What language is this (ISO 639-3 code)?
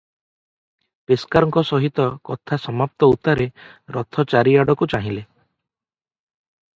ori